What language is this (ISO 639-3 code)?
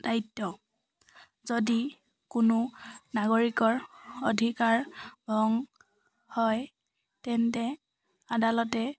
asm